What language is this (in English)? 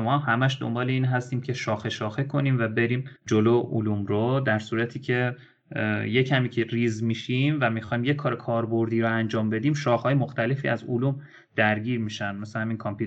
Persian